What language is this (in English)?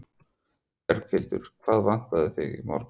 Icelandic